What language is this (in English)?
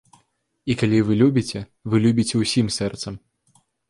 Belarusian